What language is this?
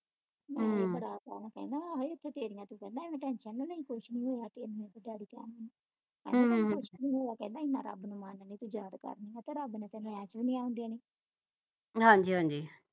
Punjabi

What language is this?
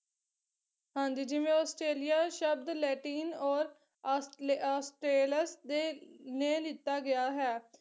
Punjabi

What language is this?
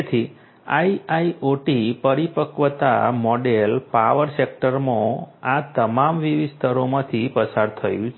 Gujarati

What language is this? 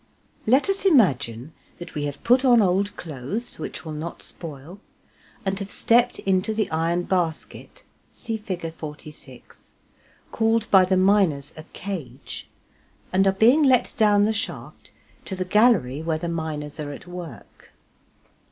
English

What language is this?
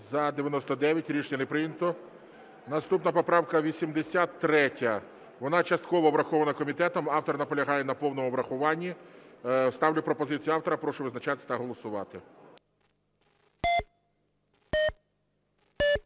Ukrainian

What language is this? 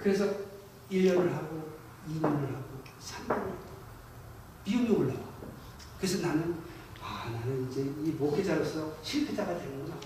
Korean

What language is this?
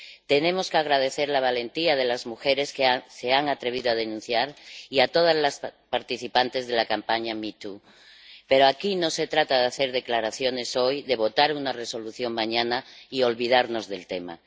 Spanish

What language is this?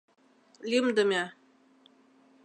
Mari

